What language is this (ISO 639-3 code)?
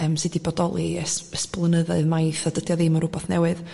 cym